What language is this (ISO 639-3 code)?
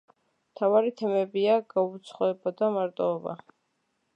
kat